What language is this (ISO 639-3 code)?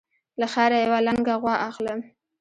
pus